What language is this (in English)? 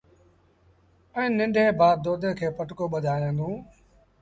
Sindhi Bhil